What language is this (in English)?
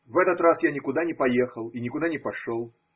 Russian